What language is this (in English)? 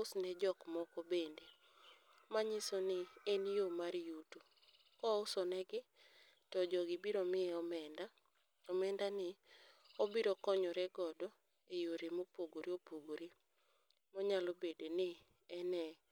Luo (Kenya and Tanzania)